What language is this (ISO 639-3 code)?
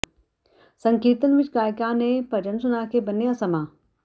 pan